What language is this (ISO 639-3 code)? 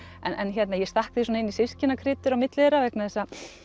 isl